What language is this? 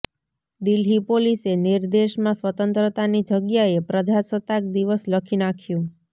Gujarati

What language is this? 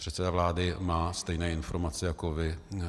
Czech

